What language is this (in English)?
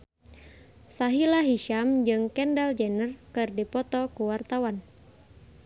Sundanese